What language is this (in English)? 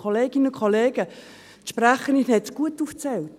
Swiss German